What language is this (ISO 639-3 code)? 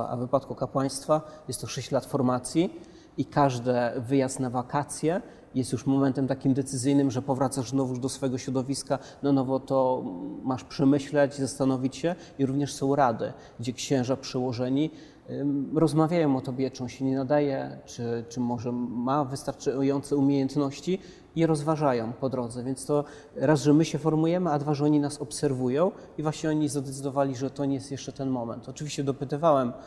pol